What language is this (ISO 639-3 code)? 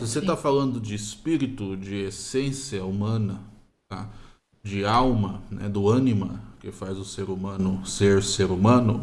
por